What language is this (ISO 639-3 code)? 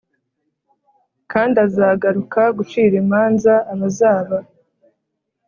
kin